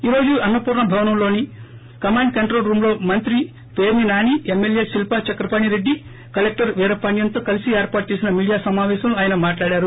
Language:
Telugu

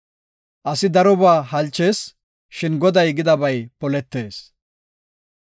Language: Gofa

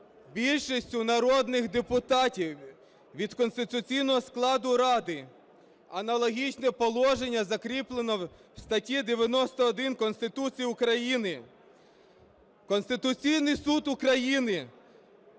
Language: Ukrainian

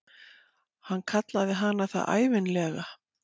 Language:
Icelandic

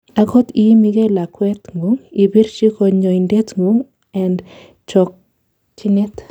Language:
Kalenjin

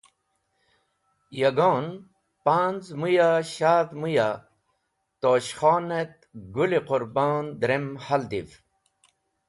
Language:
Wakhi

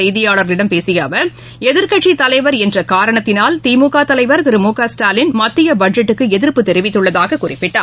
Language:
Tamil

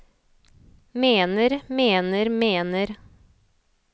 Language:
Norwegian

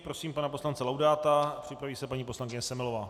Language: Czech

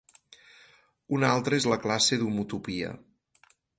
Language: Catalan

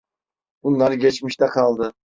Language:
Turkish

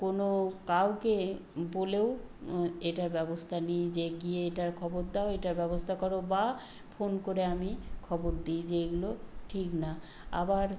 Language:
Bangla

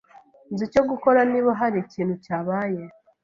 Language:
Kinyarwanda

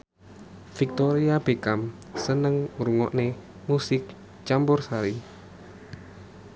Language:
Javanese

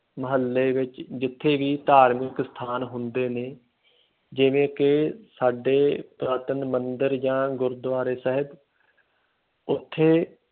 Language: Punjabi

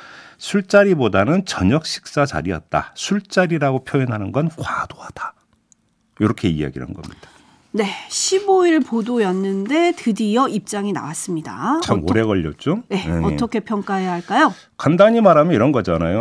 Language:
Korean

